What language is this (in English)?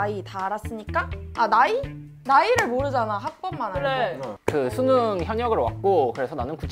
Korean